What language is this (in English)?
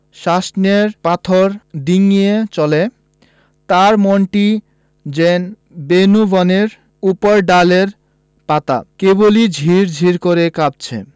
Bangla